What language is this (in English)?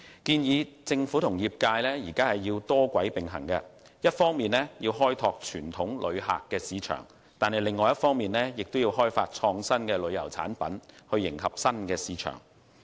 Cantonese